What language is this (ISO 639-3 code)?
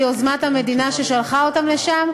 heb